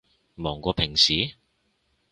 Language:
Cantonese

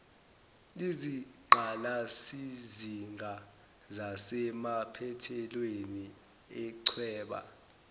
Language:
Zulu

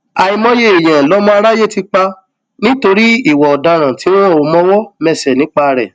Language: Yoruba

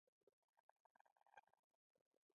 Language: Pashto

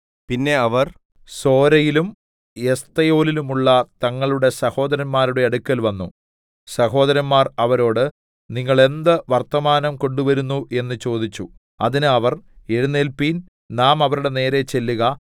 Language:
Malayalam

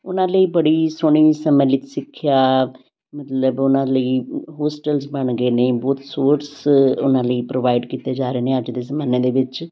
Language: Punjabi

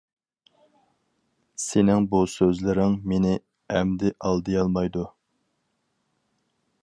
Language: Uyghur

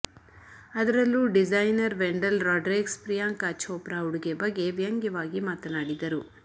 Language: Kannada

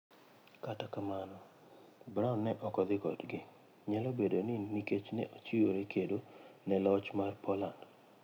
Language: Luo (Kenya and Tanzania)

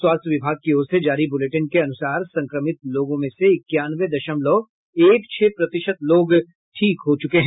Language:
Hindi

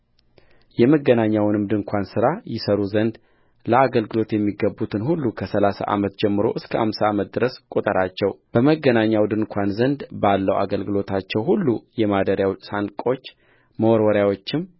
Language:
Amharic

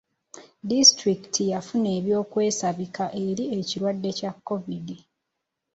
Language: Ganda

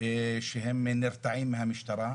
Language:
Hebrew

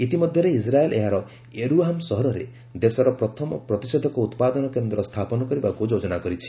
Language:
Odia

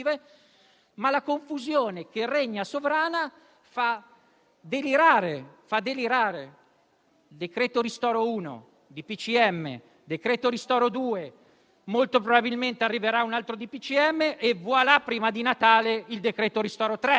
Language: Italian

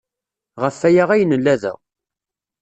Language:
Kabyle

